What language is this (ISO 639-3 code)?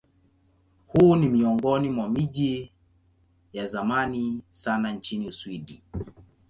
swa